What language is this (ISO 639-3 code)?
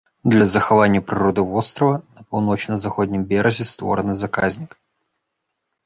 bel